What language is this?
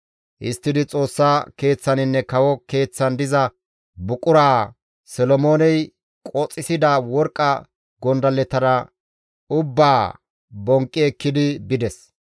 Gamo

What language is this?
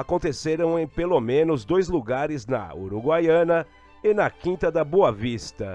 Portuguese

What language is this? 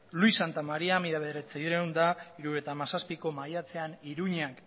Basque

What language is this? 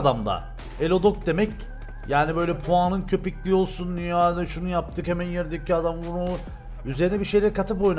Turkish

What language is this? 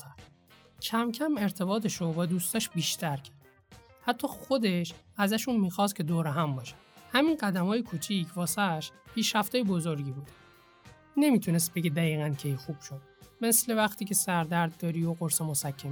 Persian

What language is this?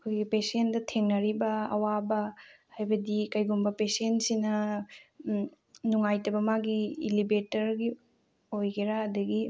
Manipuri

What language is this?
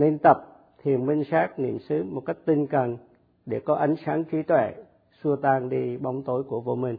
Vietnamese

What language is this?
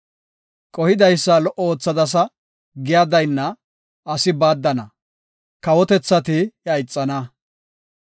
Gofa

